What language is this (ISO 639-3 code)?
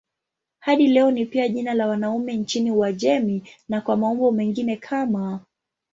swa